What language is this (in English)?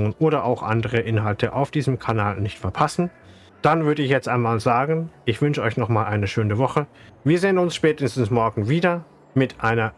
German